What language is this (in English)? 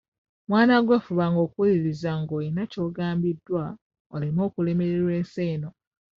Ganda